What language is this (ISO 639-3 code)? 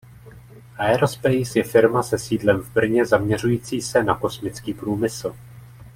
ces